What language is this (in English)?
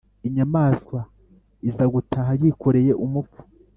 Kinyarwanda